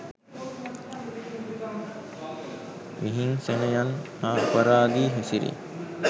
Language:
Sinhala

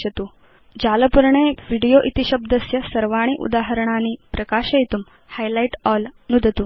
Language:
Sanskrit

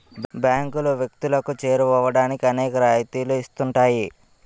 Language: Telugu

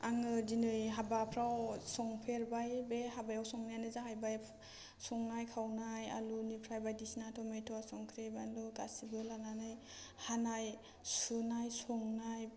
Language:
Bodo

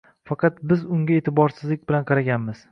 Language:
Uzbek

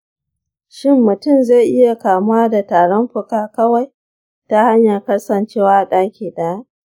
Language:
Hausa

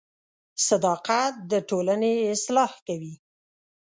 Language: Pashto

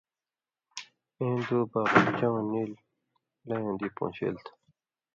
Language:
Indus Kohistani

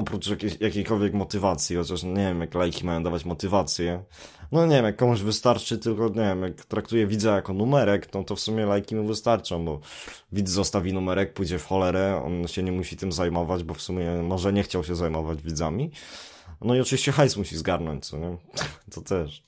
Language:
Polish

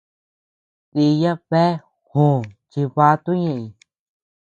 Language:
Tepeuxila Cuicatec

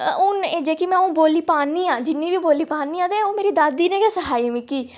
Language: Dogri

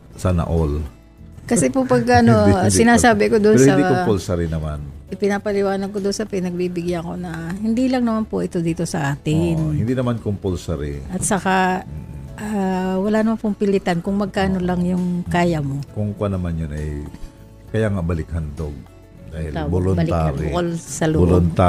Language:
Filipino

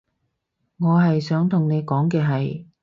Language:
Cantonese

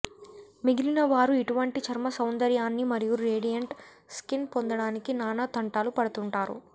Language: Telugu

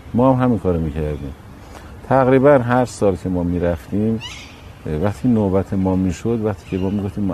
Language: Persian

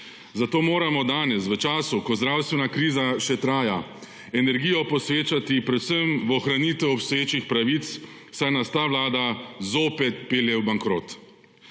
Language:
Slovenian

